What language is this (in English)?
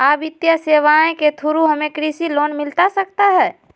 Magahi